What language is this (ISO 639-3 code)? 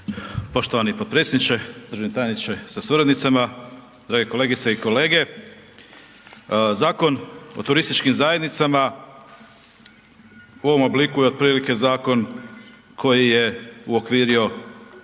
hrv